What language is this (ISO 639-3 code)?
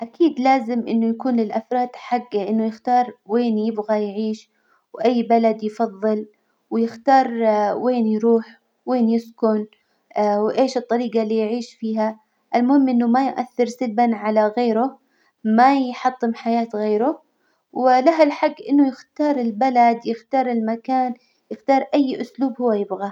acw